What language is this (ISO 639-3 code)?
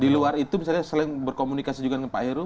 ind